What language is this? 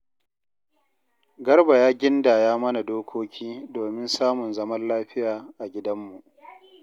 Hausa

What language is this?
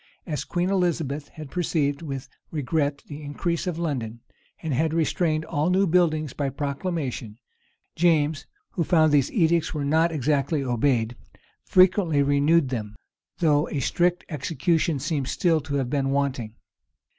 English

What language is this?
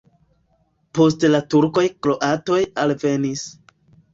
Esperanto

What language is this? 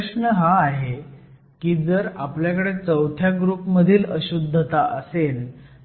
Marathi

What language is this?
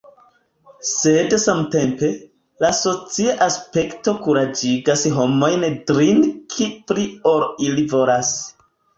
Esperanto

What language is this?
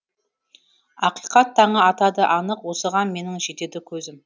Kazakh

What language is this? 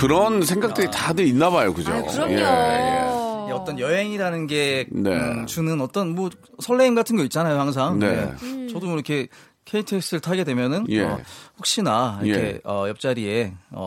Korean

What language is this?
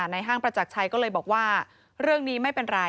Thai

